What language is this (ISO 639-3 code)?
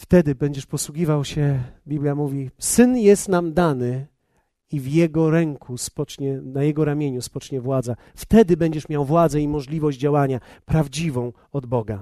pol